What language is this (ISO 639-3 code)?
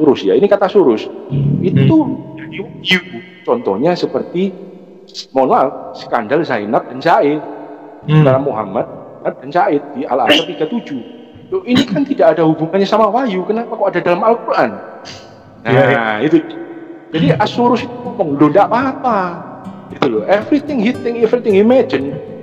ind